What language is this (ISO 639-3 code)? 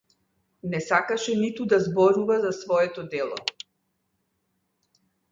mkd